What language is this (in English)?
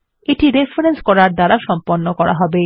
Bangla